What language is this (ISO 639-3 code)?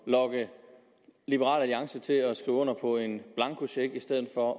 dan